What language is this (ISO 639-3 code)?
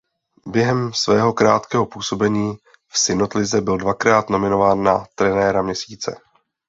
ces